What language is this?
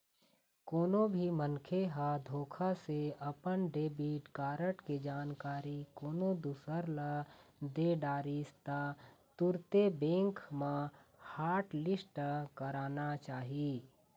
Chhattisgarhi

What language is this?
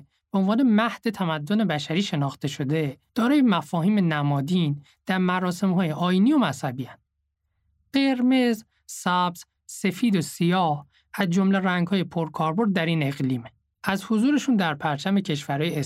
Persian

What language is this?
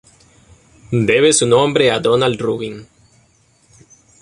Spanish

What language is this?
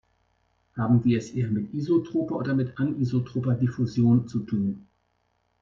German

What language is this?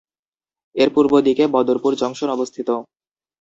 Bangla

